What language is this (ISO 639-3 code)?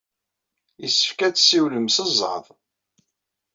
kab